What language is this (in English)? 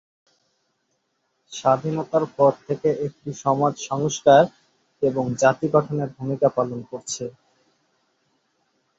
Bangla